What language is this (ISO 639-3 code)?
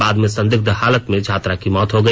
hin